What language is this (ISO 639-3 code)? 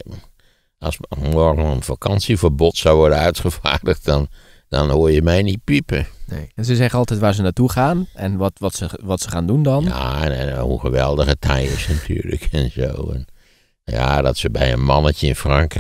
nld